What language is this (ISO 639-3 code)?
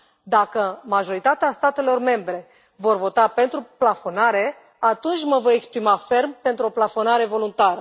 ron